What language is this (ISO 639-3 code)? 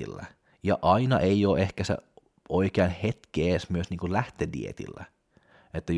fin